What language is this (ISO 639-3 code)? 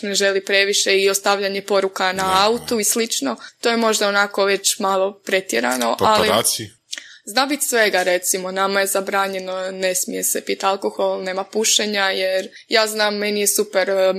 hrv